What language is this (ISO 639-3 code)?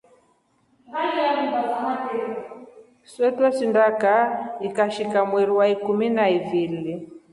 rof